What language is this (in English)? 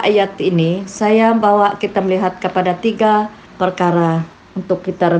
Malay